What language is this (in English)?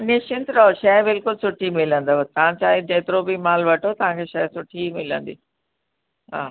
Sindhi